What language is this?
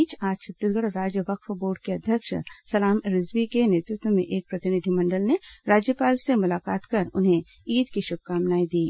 Hindi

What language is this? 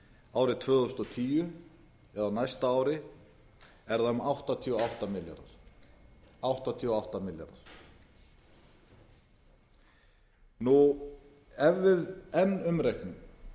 Icelandic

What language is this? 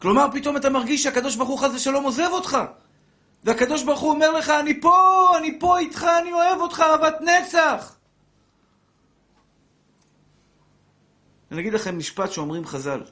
Hebrew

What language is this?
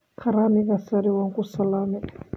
Somali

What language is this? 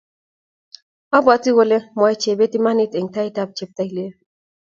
Kalenjin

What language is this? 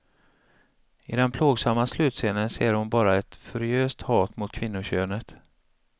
Swedish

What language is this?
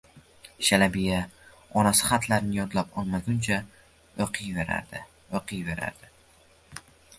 Uzbek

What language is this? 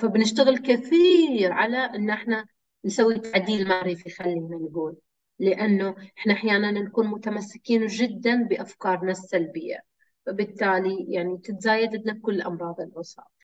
Arabic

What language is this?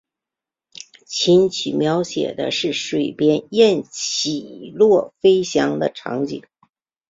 Chinese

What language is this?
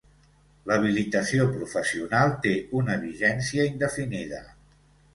Catalan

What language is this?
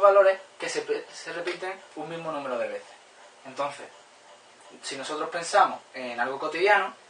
Spanish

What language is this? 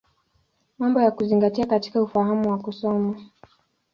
Swahili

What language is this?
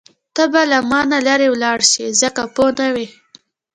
Pashto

